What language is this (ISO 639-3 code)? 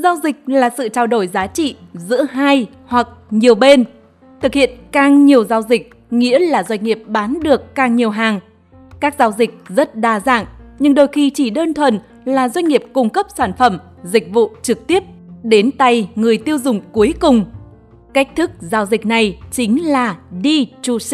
vie